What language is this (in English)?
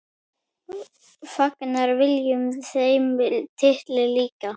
Icelandic